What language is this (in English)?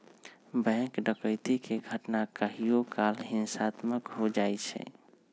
Magahi